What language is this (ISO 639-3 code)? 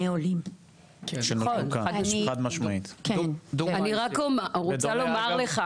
heb